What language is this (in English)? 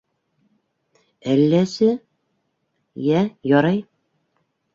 Bashkir